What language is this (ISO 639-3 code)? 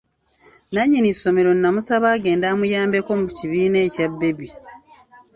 lug